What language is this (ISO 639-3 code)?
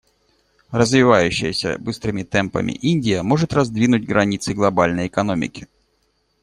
rus